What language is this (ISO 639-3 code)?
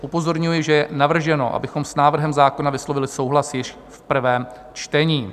ces